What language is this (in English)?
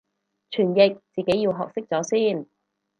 Cantonese